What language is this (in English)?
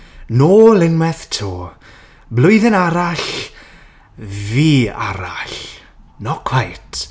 Welsh